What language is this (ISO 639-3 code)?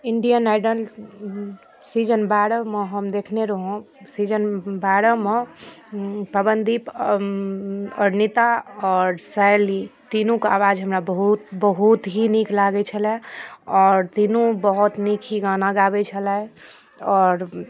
mai